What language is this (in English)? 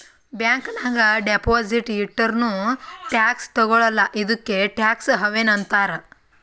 Kannada